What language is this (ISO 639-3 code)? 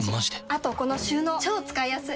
jpn